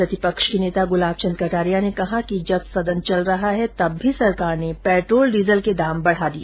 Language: Hindi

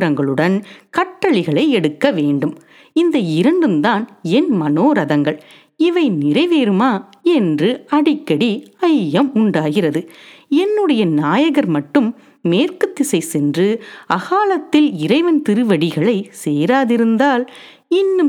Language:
Tamil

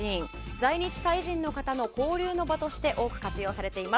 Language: Japanese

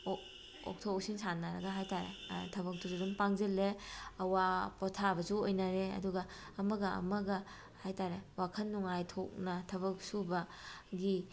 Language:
Manipuri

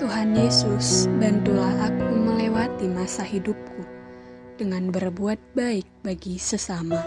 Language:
Indonesian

